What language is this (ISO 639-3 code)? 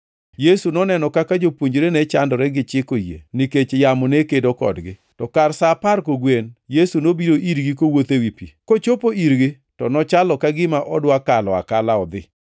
luo